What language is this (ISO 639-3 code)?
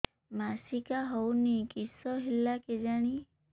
ori